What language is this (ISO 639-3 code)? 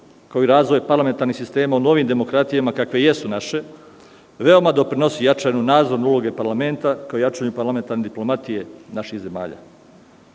srp